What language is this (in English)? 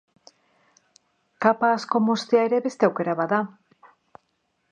Basque